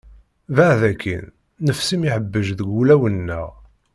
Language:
Kabyle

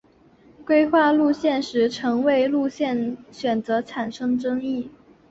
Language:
Chinese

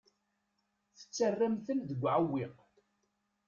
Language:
Kabyle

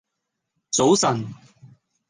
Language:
Cantonese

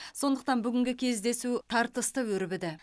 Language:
Kazakh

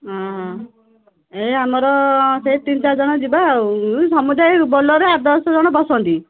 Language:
Odia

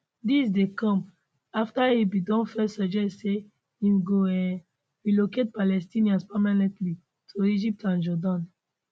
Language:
Nigerian Pidgin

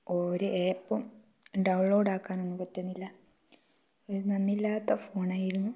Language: Malayalam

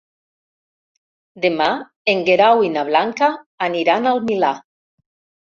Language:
Catalan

